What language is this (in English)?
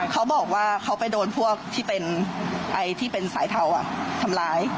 Thai